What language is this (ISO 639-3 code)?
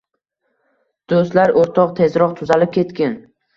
uzb